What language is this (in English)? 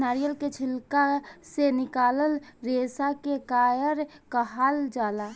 Bhojpuri